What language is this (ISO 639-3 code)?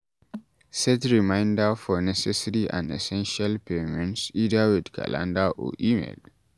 pcm